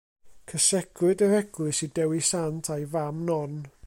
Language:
Welsh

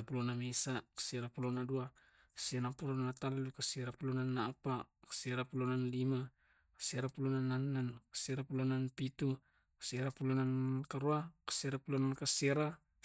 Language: Tae'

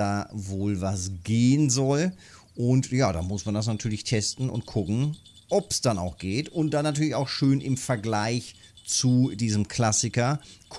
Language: German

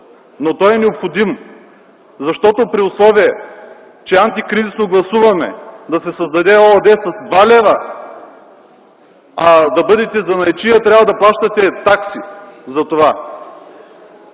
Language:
Bulgarian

